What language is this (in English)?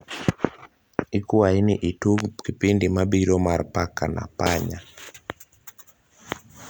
Luo (Kenya and Tanzania)